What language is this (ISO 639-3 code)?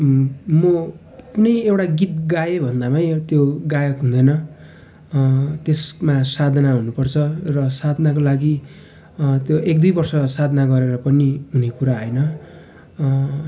nep